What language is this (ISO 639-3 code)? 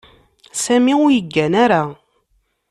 kab